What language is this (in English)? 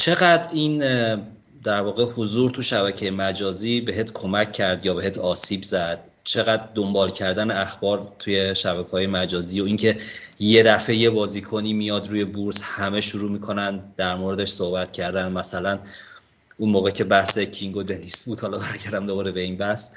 Persian